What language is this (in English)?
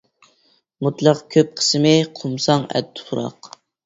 Uyghur